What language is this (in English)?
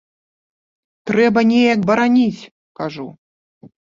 Belarusian